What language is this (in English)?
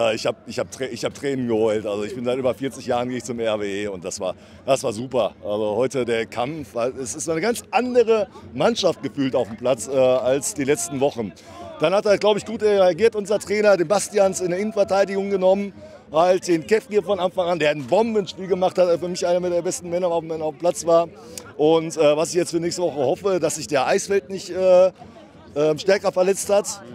German